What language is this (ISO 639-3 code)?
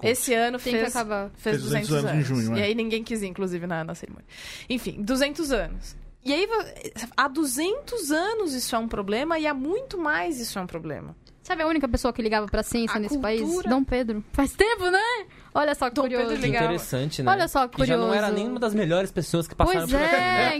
por